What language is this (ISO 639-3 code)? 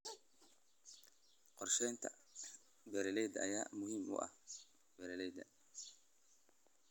som